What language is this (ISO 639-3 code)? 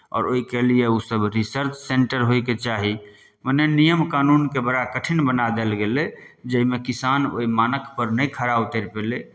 mai